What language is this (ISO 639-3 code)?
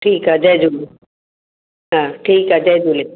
snd